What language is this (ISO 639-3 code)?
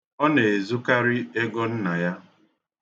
ibo